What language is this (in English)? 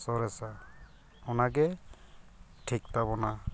Santali